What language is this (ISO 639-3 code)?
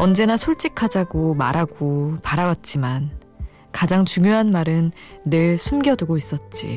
kor